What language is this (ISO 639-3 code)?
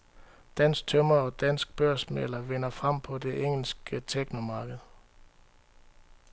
dan